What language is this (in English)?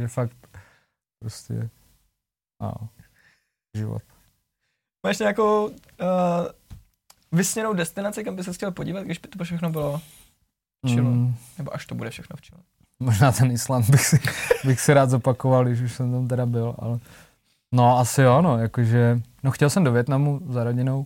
Czech